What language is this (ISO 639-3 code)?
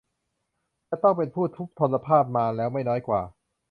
tha